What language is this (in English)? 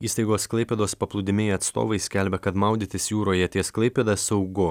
Lithuanian